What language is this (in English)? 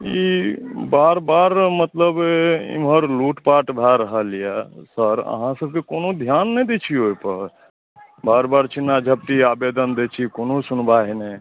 Maithili